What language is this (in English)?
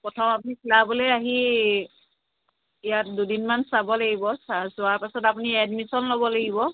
Assamese